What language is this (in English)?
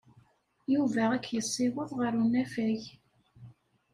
Kabyle